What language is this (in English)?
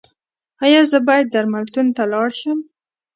Pashto